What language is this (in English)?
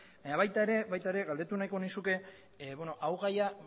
Basque